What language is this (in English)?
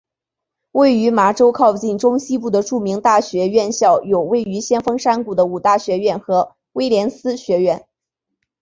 Chinese